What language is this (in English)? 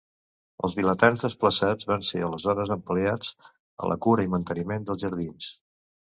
Catalan